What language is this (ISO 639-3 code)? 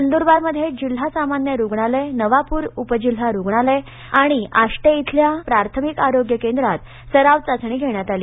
mar